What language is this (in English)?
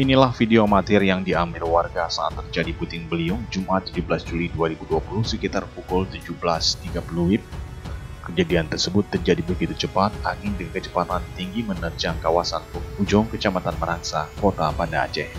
Indonesian